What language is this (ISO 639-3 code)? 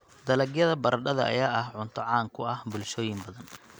som